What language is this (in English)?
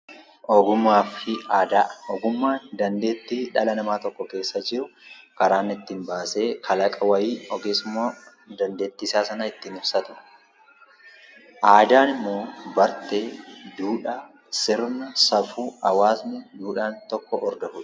Oromo